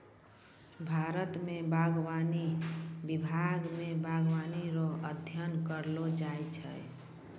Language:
Maithili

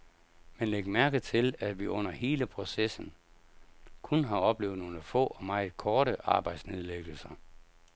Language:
Danish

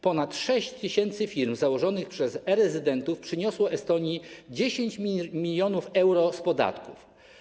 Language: Polish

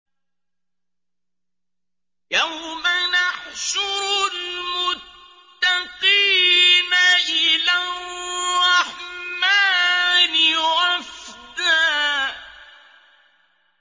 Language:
Arabic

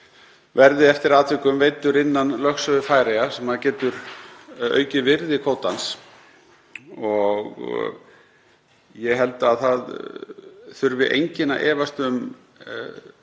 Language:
Icelandic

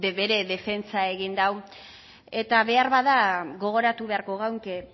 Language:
Basque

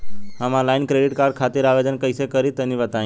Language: Bhojpuri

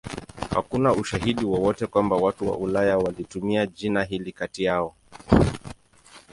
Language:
Swahili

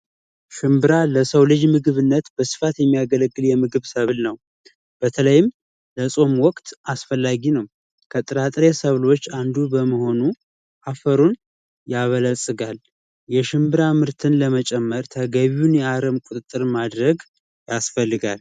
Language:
Amharic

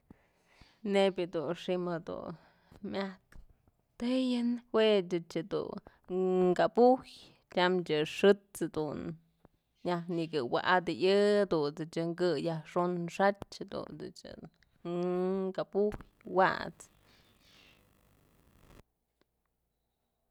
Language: Mazatlán Mixe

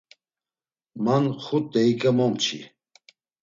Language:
Laz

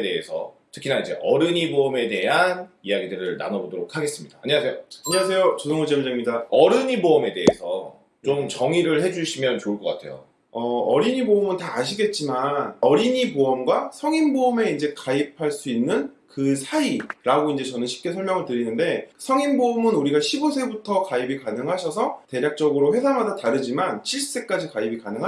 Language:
Korean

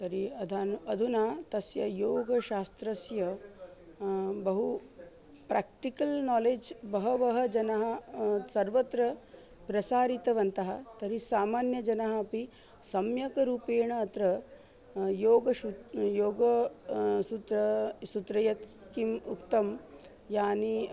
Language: Sanskrit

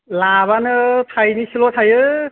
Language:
Bodo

